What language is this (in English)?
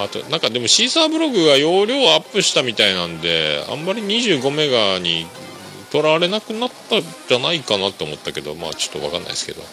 Japanese